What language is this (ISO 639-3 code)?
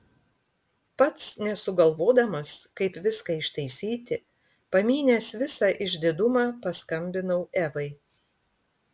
lit